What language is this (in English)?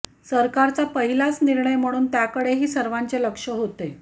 Marathi